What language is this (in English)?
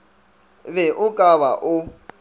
Northern Sotho